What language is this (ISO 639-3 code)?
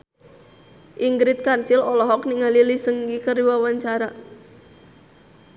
sun